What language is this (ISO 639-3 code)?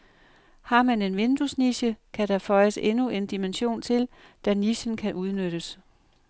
dan